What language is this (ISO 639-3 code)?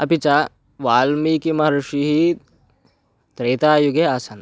san